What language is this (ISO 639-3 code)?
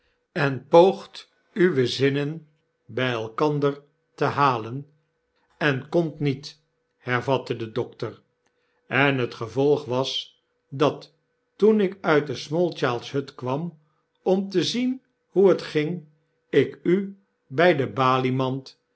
nld